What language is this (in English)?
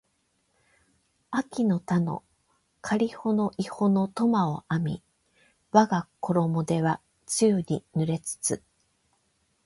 Japanese